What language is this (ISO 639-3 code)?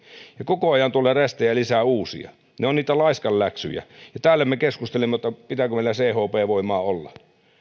fin